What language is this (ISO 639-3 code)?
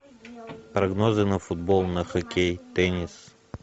rus